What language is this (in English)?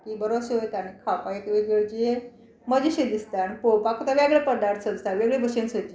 Konkani